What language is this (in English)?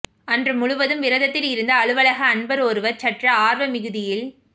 Tamil